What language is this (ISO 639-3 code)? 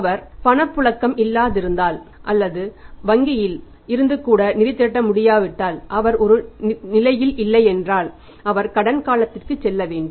tam